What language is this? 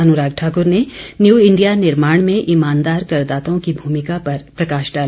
Hindi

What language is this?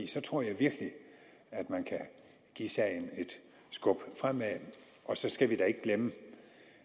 Danish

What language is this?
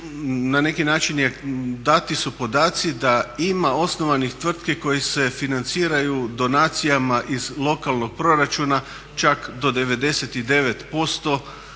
Croatian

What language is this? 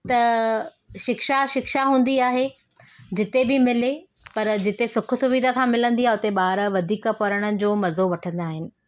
Sindhi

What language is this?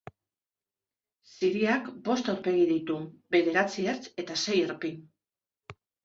Basque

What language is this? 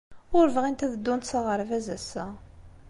Kabyle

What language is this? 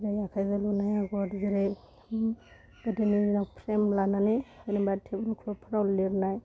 Bodo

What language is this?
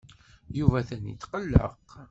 Kabyle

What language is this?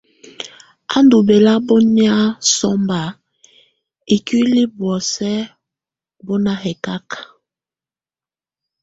Tunen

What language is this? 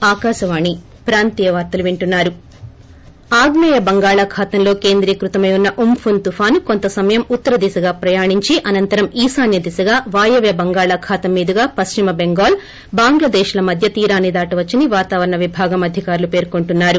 Telugu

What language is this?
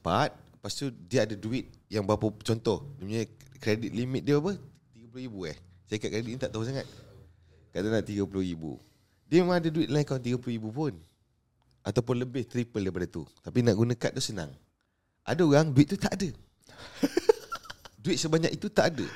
Malay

